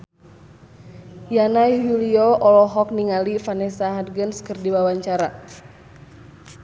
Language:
Sundanese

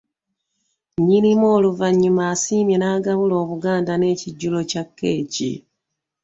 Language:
Ganda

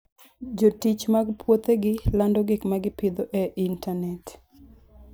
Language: Luo (Kenya and Tanzania)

